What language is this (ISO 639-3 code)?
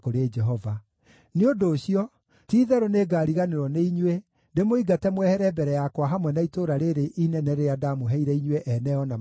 kik